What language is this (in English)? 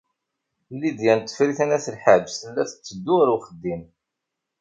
Kabyle